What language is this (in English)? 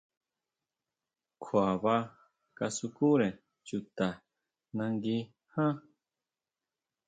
Huautla Mazatec